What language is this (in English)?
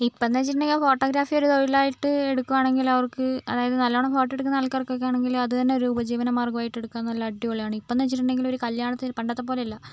Malayalam